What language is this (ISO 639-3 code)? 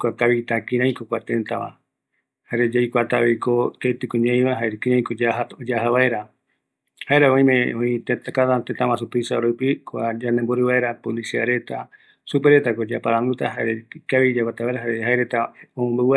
gui